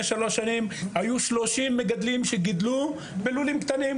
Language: Hebrew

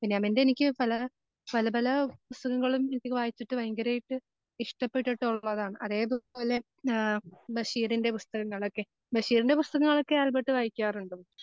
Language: Malayalam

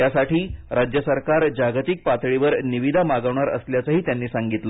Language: Marathi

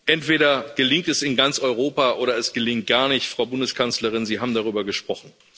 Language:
German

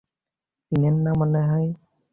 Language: Bangla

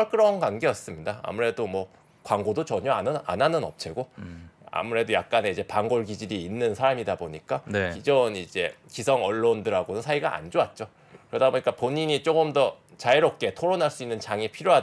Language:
Korean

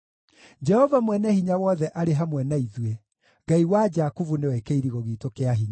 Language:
Kikuyu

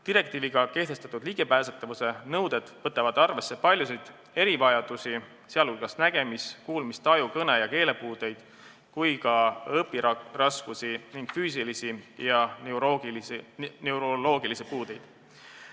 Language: Estonian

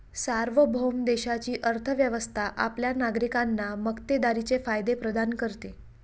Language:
Marathi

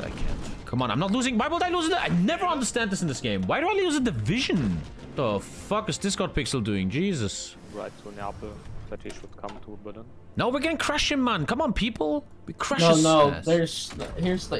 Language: English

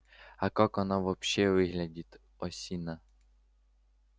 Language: Russian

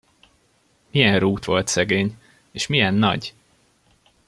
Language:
Hungarian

